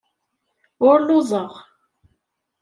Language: Kabyle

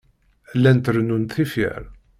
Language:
Kabyle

